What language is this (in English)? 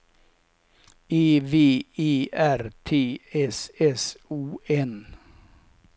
Swedish